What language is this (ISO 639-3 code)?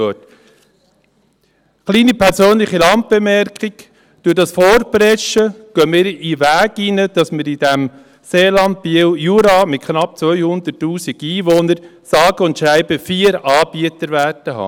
gsw